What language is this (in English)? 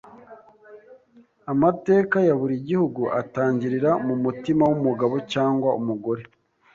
Kinyarwanda